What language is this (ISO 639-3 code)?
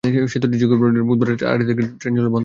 ben